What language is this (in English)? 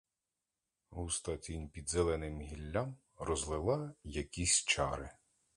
Ukrainian